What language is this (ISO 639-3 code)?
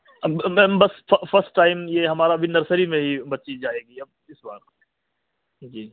urd